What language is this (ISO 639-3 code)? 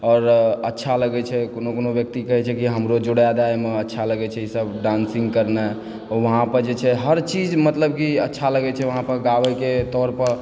mai